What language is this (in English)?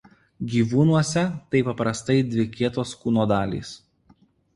Lithuanian